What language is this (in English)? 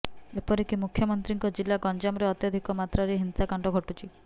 Odia